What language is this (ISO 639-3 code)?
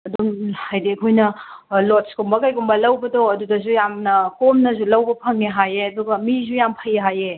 mni